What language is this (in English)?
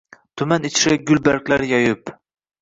Uzbek